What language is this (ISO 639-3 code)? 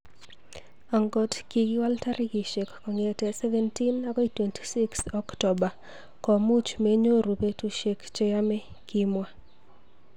kln